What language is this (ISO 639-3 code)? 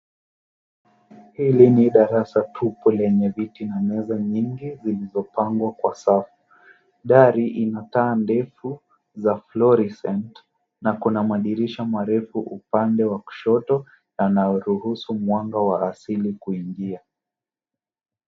swa